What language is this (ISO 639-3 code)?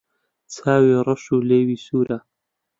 ckb